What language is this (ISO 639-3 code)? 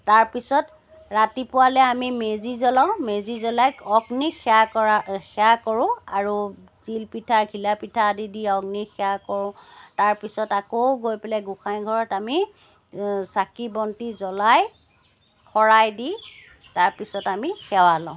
asm